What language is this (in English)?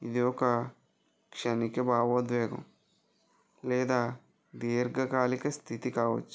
Telugu